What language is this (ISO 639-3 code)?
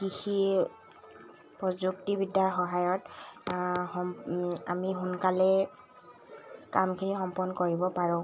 asm